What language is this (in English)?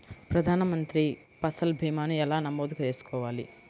Telugu